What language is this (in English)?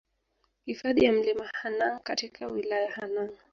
Swahili